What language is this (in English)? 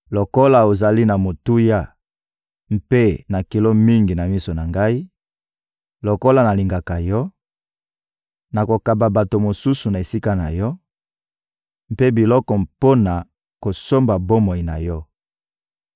Lingala